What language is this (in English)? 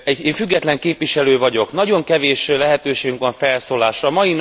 Hungarian